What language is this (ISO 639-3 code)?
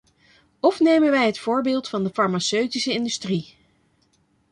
nld